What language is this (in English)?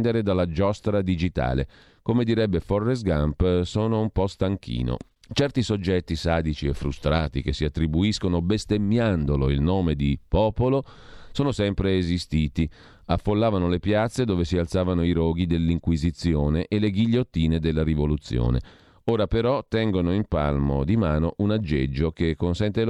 Italian